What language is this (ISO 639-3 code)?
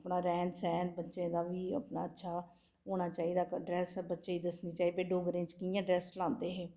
doi